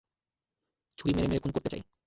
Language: Bangla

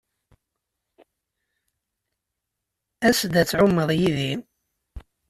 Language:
Kabyle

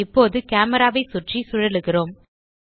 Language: Tamil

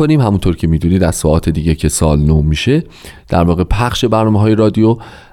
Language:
Persian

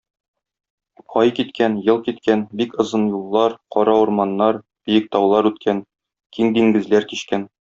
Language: Tatar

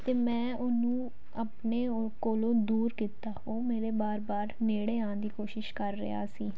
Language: Punjabi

